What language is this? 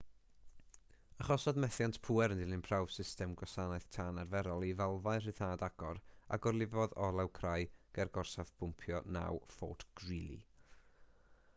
Welsh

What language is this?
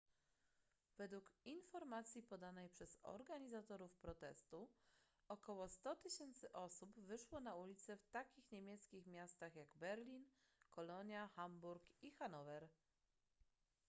Polish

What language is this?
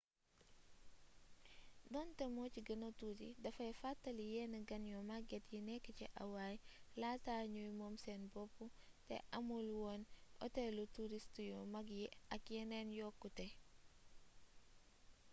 Wolof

